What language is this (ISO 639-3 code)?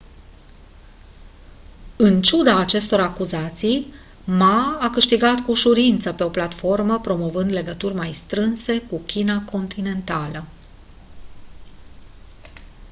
ron